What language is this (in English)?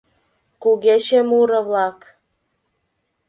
Mari